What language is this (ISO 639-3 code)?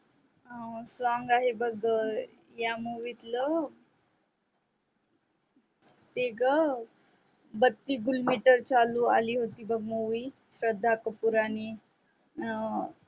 mar